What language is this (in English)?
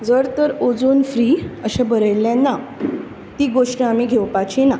Konkani